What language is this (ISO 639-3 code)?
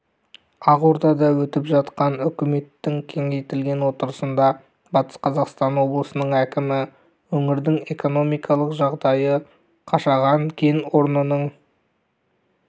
kaz